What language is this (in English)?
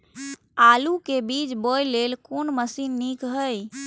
Maithili